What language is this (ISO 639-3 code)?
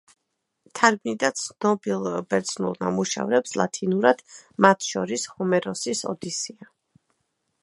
kat